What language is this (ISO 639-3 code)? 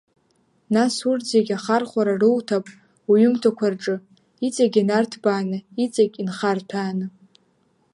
abk